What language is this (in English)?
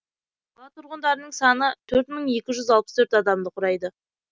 Kazakh